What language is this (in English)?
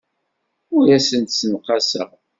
Kabyle